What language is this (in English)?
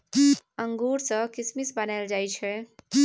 Maithili